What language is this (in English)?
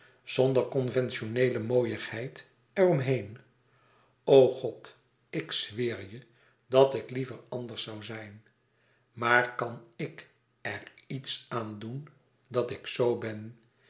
Dutch